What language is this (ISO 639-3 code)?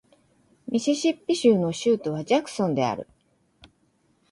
jpn